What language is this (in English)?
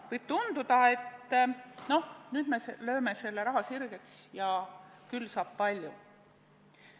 Estonian